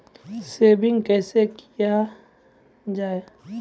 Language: Maithili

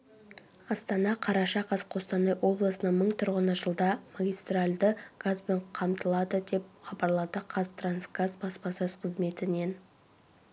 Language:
Kazakh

